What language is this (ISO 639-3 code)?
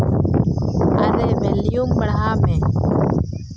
sat